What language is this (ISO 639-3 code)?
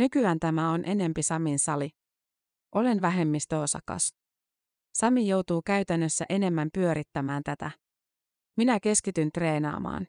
fin